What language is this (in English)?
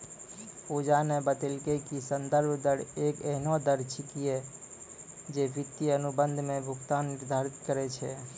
Maithili